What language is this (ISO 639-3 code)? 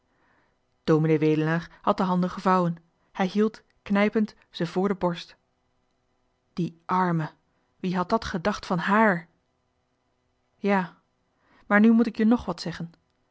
nld